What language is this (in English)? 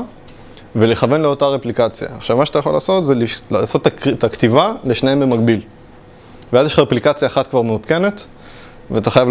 Hebrew